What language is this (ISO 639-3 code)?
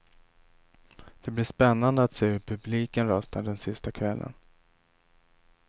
swe